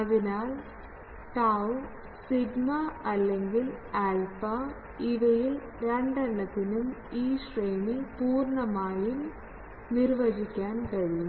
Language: Malayalam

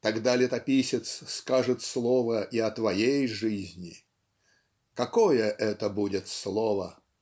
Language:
Russian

